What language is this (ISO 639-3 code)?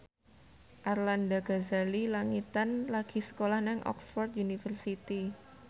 jav